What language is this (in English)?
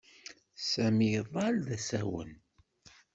Kabyle